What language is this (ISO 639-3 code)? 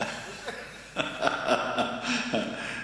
heb